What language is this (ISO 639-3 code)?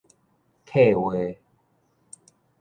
nan